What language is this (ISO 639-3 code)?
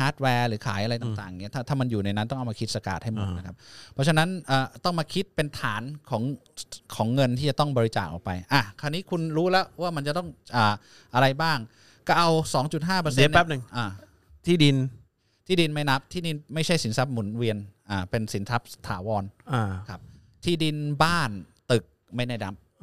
tha